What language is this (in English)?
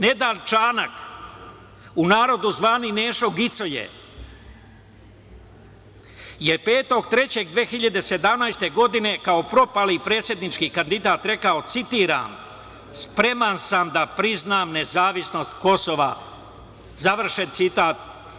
Serbian